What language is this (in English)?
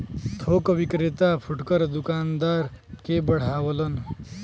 Bhojpuri